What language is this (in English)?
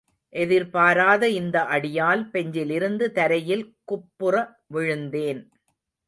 Tamil